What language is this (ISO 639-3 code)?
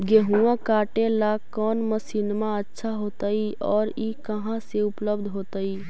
mag